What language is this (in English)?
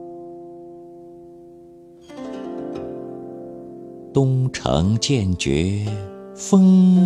Chinese